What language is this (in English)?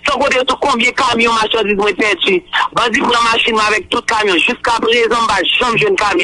French